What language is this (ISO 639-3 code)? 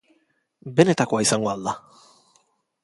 eus